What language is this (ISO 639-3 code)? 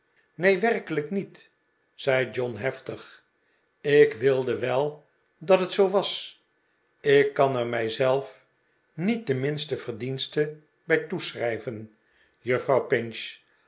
nld